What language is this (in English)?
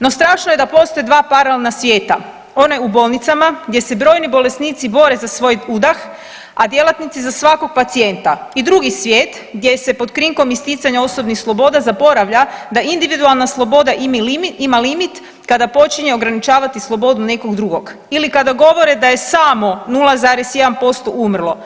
Croatian